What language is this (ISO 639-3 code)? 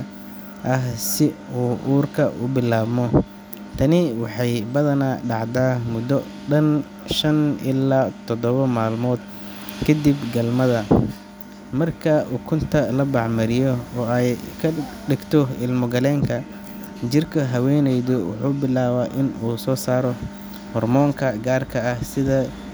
som